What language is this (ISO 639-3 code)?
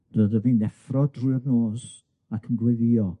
cym